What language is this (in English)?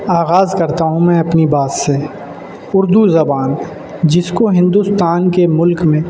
Urdu